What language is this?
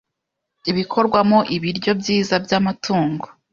Kinyarwanda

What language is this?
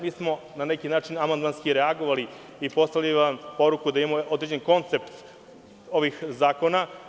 Serbian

